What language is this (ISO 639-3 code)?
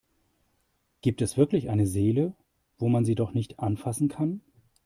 deu